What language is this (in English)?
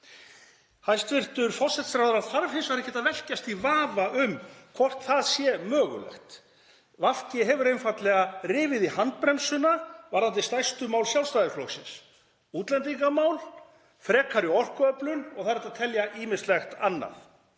Icelandic